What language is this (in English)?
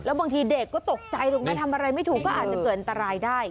Thai